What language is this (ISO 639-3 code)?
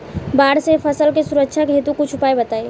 bho